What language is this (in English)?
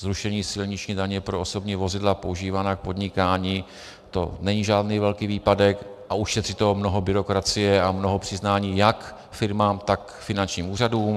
Czech